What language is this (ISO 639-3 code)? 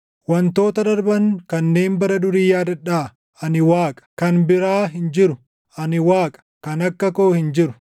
orm